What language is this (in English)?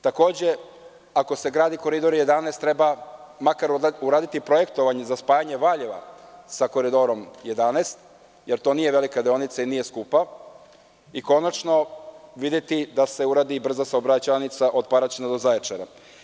Serbian